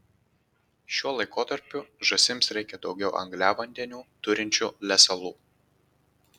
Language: Lithuanian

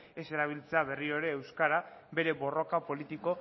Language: Basque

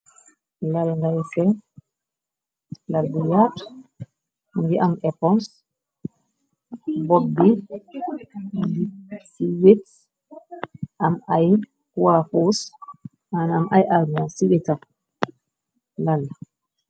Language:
Wolof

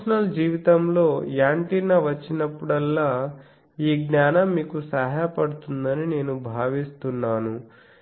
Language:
Telugu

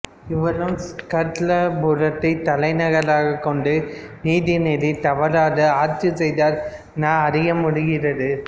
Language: Tamil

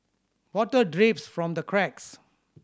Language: English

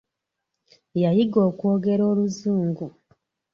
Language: Ganda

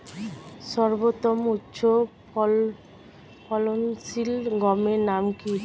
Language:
Bangla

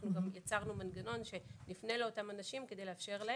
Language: Hebrew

